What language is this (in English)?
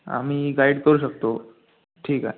Marathi